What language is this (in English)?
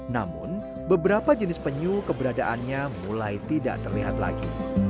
Indonesian